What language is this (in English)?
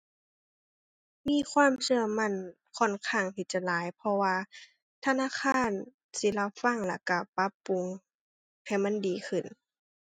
Thai